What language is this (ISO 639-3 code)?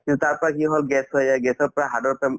asm